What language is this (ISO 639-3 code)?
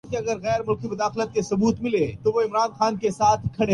urd